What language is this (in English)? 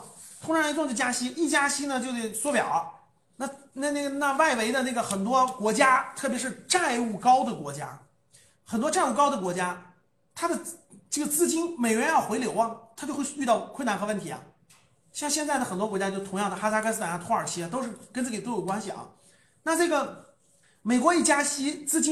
Chinese